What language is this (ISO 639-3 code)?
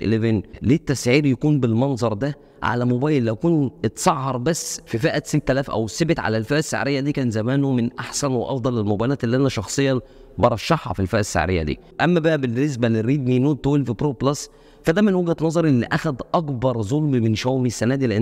ara